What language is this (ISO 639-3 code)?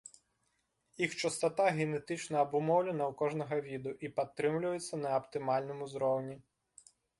bel